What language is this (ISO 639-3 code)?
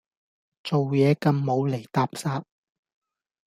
yue